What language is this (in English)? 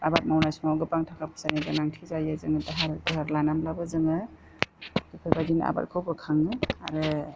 Bodo